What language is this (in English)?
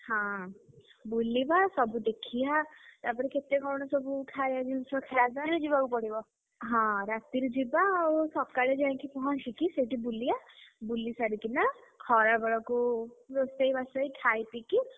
Odia